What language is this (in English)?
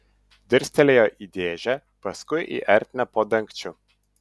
Lithuanian